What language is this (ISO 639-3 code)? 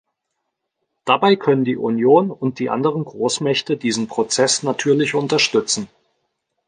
deu